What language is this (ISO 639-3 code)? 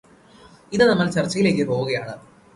mal